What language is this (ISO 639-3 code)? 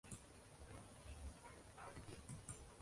uzb